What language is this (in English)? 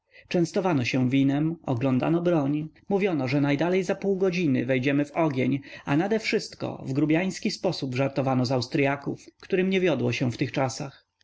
Polish